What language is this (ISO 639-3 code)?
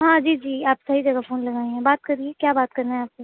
urd